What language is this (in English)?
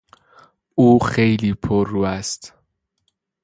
Persian